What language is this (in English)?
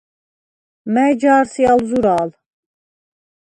Svan